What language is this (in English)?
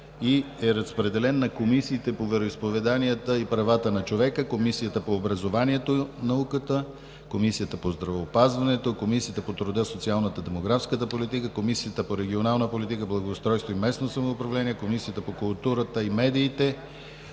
Bulgarian